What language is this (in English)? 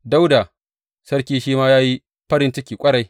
Hausa